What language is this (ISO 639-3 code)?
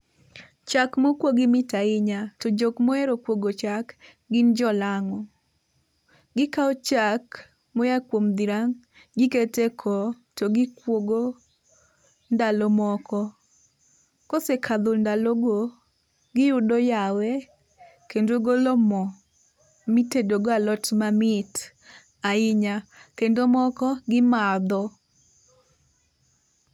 luo